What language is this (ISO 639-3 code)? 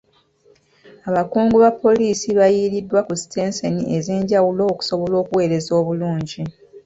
lug